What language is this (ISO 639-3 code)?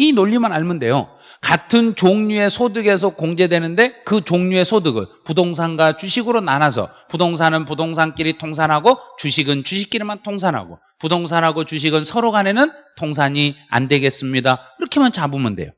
kor